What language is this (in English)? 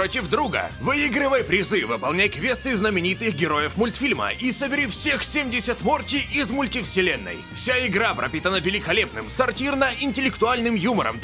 Russian